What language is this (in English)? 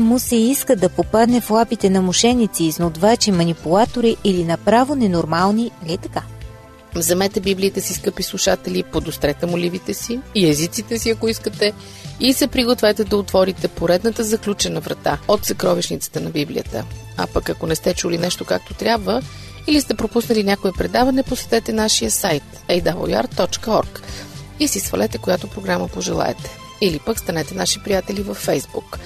Bulgarian